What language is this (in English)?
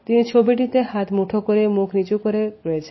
Bangla